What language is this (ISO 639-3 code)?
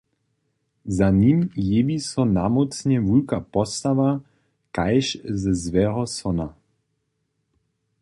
hsb